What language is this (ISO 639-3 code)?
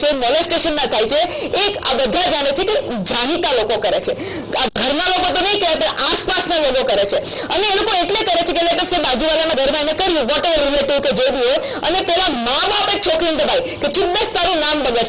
ron